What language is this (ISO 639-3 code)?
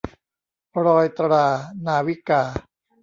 tha